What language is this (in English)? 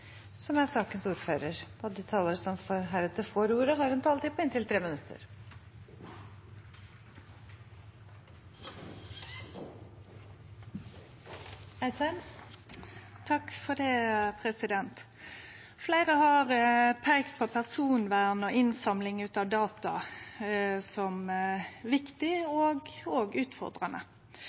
Norwegian